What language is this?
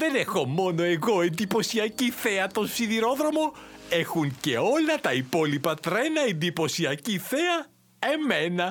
Greek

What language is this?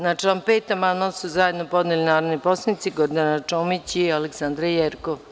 Serbian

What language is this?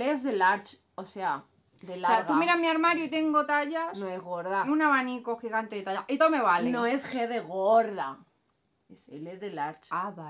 Spanish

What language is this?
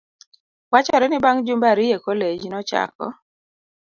Luo (Kenya and Tanzania)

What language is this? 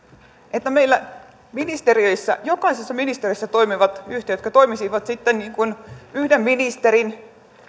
Finnish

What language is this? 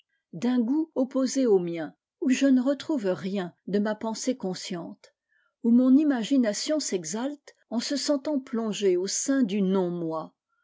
French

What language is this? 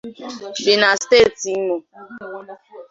Igbo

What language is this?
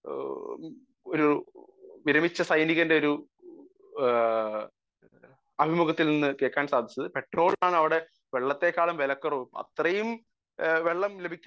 Malayalam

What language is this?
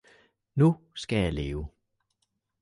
Danish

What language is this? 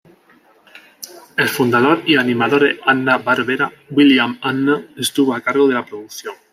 Spanish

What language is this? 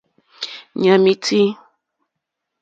Mokpwe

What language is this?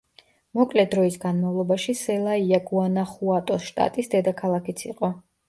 Georgian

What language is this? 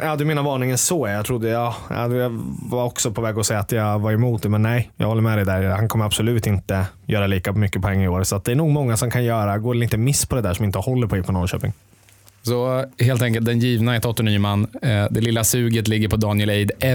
Swedish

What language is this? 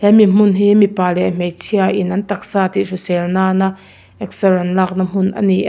Mizo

